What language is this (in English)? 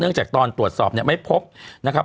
Thai